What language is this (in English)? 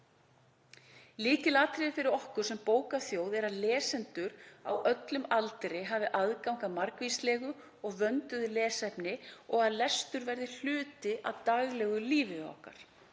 Icelandic